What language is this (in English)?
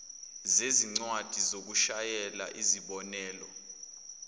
Zulu